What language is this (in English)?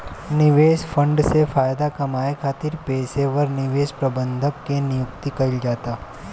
Bhojpuri